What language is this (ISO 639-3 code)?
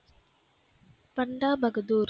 tam